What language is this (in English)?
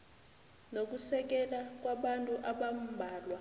South Ndebele